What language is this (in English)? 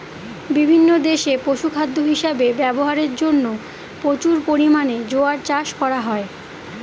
Bangla